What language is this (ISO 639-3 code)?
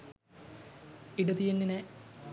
sin